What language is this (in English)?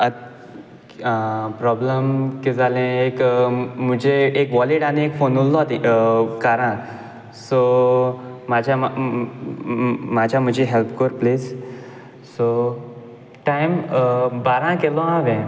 Konkani